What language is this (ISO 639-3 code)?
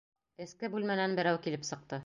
bak